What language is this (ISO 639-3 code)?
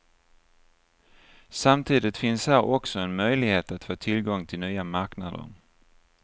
swe